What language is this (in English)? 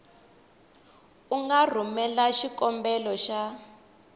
Tsonga